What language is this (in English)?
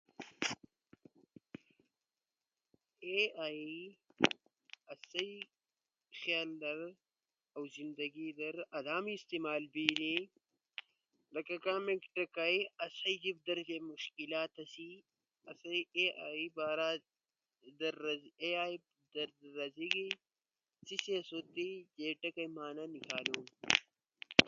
Ushojo